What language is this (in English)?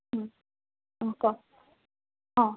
Assamese